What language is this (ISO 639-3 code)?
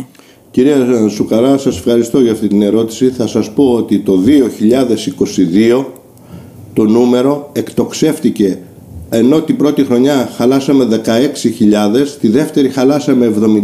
ell